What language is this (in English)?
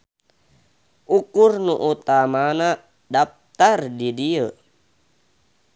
Sundanese